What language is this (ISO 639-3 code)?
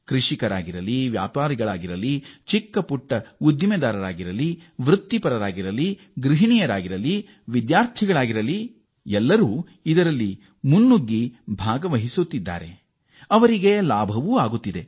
kan